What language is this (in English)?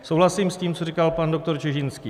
Czech